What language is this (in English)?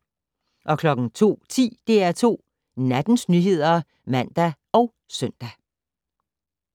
Danish